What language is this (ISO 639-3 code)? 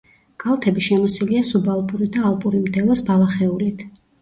kat